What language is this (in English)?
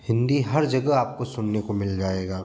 Hindi